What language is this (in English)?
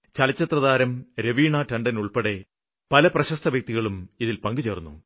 Malayalam